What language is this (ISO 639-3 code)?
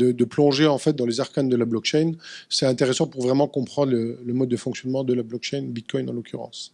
fra